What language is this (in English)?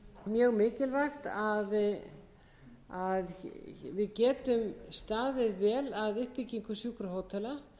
Icelandic